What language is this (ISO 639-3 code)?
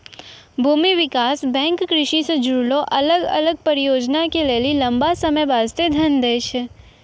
mai